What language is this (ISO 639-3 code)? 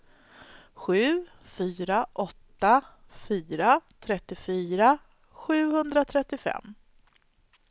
swe